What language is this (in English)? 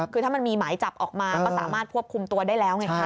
Thai